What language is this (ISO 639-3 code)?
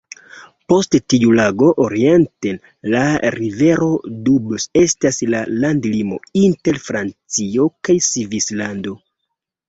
epo